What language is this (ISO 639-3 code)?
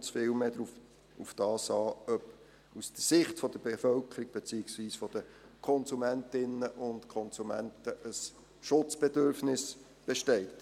gsw